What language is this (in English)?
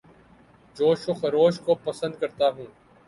Urdu